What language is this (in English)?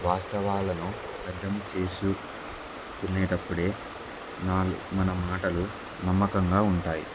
Telugu